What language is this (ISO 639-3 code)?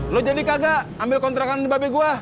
ind